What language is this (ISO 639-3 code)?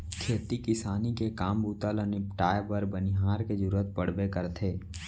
hne